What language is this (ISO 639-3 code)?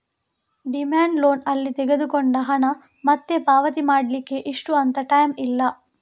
kan